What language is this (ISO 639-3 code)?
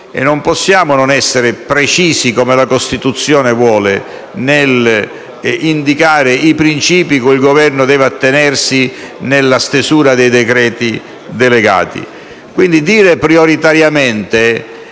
ita